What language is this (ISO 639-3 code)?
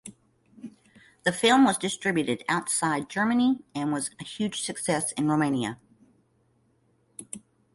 eng